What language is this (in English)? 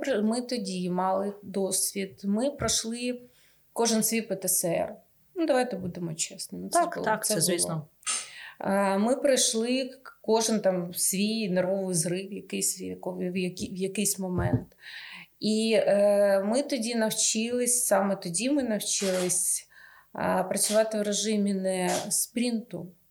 Ukrainian